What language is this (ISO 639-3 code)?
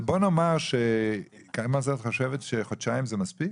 heb